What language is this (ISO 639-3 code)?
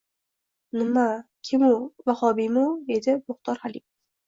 uzb